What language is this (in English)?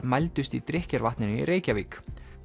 Icelandic